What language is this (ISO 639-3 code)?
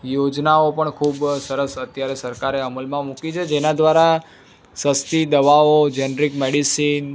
guj